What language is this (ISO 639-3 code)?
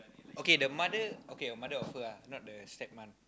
eng